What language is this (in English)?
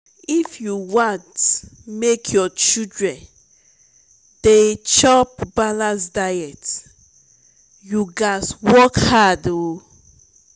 Nigerian Pidgin